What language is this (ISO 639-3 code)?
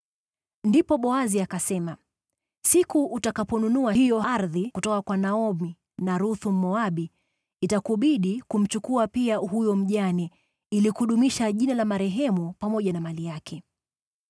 swa